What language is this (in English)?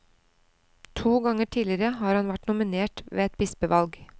Norwegian